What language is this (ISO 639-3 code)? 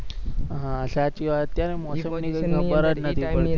guj